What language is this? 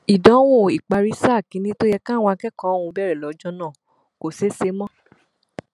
Yoruba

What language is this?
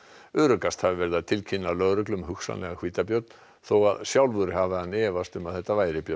Icelandic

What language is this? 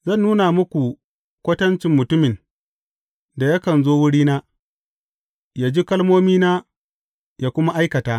Hausa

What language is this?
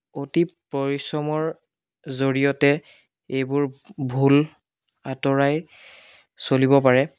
Assamese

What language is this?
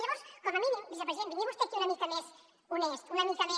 Catalan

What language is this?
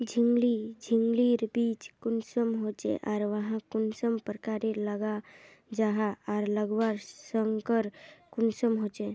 Magahi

